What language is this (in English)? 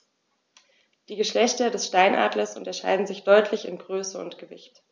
German